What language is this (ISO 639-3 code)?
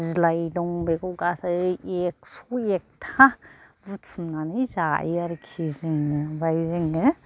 brx